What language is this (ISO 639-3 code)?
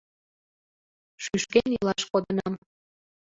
chm